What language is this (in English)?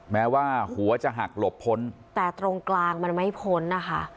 Thai